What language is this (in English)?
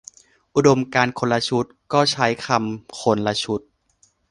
Thai